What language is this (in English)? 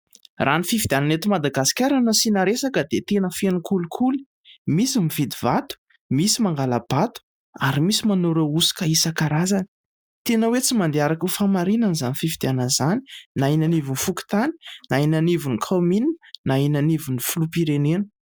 Malagasy